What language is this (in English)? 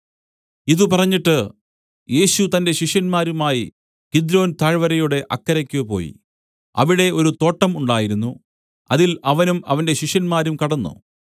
Malayalam